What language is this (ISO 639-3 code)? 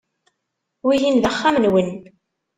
kab